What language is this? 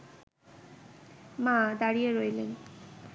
Bangla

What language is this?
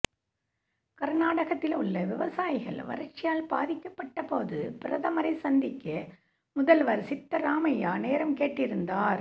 Tamil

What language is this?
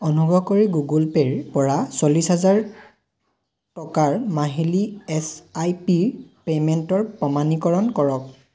Assamese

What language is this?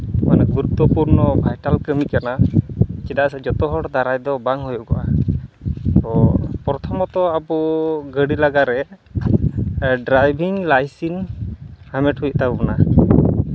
Santali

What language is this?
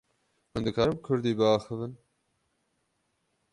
Kurdish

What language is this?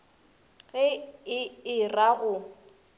Northern Sotho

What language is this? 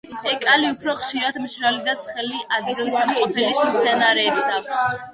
Georgian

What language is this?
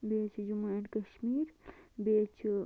Kashmiri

